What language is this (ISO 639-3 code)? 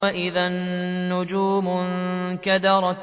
ara